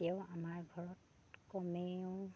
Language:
Assamese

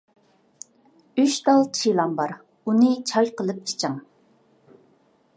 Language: Uyghur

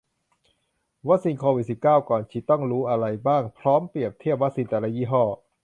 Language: Thai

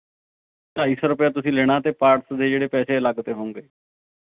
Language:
Punjabi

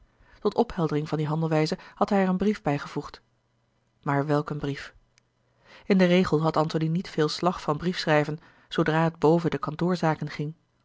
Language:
Dutch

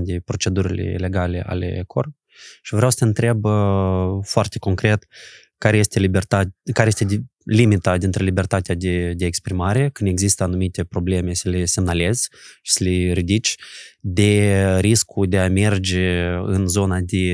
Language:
Romanian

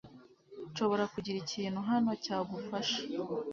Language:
Kinyarwanda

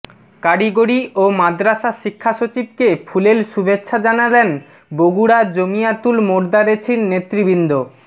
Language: Bangla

